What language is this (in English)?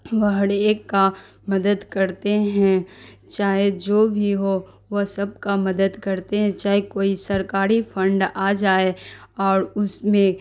Urdu